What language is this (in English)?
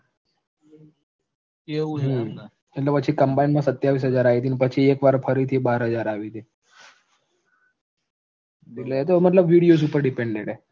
Gujarati